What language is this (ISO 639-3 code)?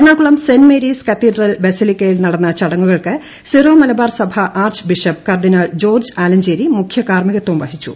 mal